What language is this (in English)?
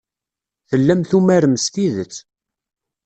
Kabyle